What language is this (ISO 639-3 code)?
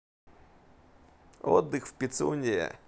rus